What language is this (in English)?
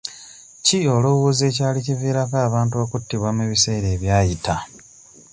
Ganda